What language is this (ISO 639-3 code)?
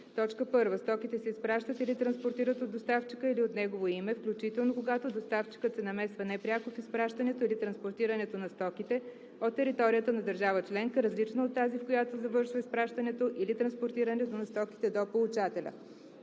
bul